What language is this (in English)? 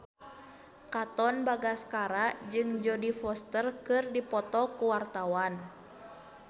Sundanese